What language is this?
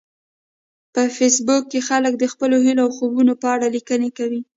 Pashto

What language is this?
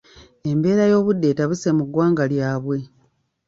Ganda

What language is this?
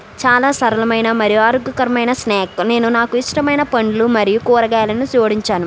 Telugu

